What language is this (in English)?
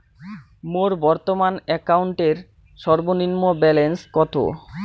Bangla